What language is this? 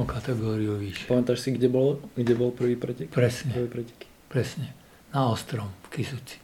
Slovak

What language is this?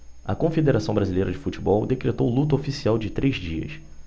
Portuguese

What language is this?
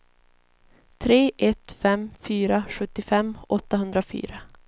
Swedish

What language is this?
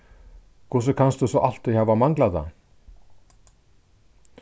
Faroese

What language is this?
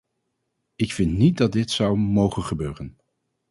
Dutch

